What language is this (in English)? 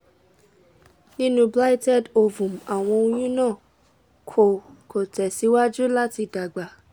Yoruba